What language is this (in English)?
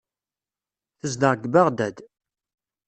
Kabyle